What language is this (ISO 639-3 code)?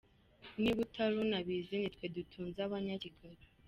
kin